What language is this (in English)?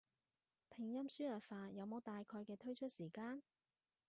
Cantonese